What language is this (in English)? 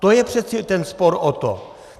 Czech